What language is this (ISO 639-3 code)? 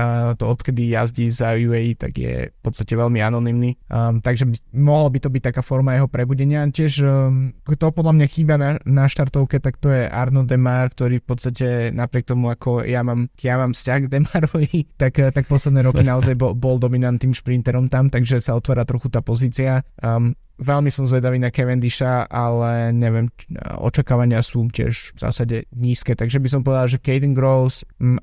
slk